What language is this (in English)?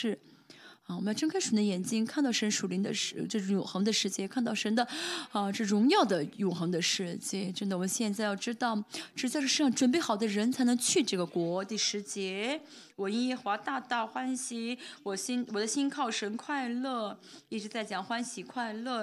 Chinese